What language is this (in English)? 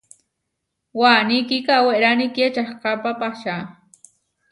Huarijio